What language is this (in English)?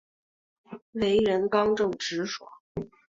Chinese